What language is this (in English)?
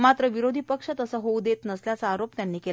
Marathi